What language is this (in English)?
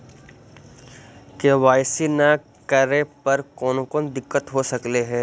Magahi